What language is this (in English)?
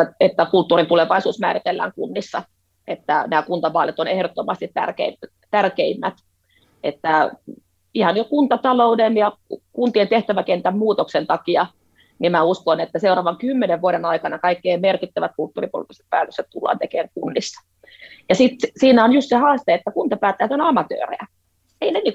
Finnish